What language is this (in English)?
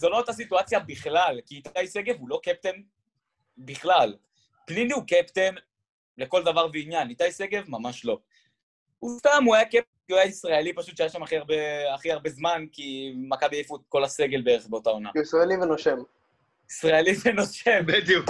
Hebrew